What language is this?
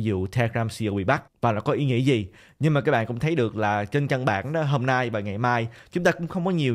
Vietnamese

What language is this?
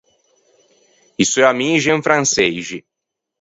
Ligurian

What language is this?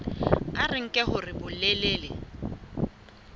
Southern Sotho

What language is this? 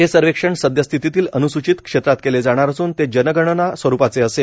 Marathi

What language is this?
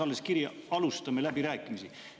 Estonian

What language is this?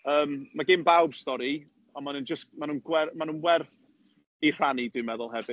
Welsh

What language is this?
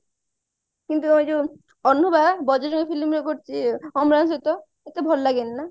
Odia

